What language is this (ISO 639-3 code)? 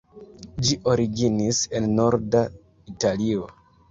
epo